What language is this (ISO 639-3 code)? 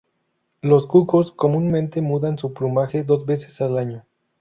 spa